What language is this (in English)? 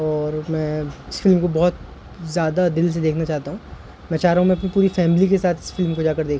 Urdu